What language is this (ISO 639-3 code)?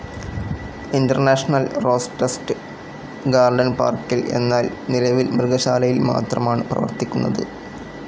mal